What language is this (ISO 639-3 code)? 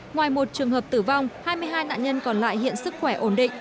vie